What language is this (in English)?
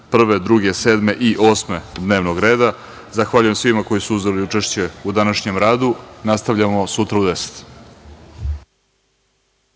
Serbian